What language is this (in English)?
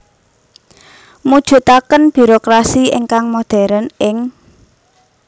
Javanese